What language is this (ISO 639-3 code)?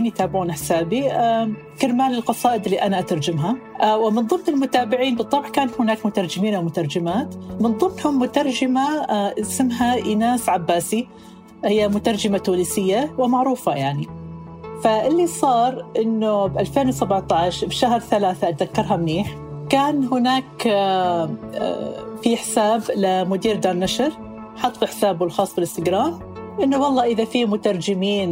ara